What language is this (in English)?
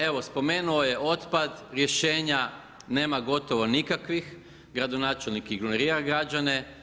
Croatian